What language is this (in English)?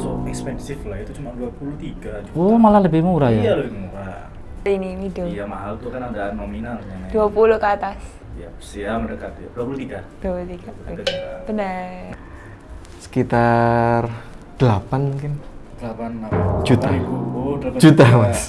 Indonesian